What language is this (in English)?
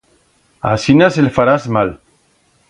Aragonese